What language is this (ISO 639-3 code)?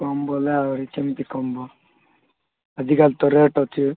ori